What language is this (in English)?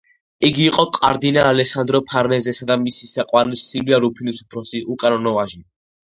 Georgian